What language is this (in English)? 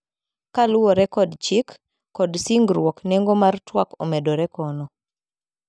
Luo (Kenya and Tanzania)